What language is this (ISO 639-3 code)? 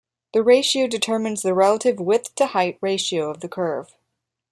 eng